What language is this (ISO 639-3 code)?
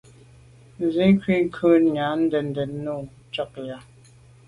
byv